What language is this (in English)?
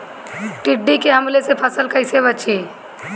Bhojpuri